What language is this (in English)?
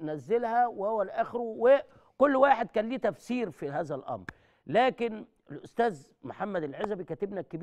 Arabic